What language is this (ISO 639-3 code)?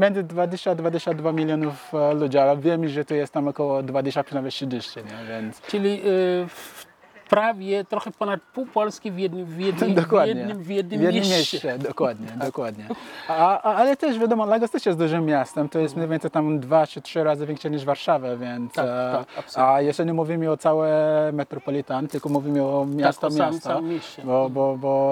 pol